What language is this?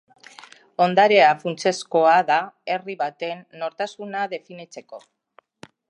Basque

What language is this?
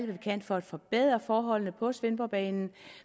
Danish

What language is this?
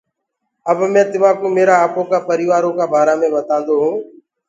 Gurgula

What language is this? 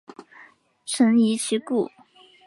Chinese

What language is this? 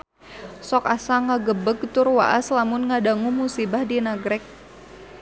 Sundanese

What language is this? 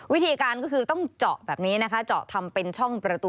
Thai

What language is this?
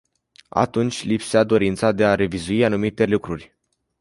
Romanian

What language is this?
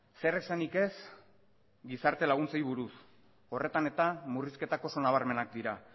Basque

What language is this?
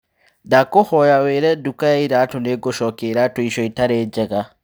Kikuyu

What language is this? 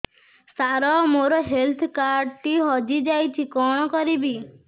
Odia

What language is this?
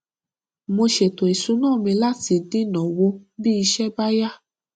Yoruba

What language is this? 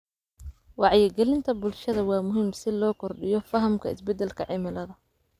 Somali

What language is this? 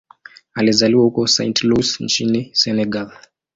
Swahili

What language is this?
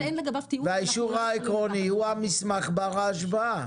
Hebrew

